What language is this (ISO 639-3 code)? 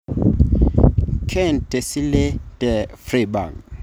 mas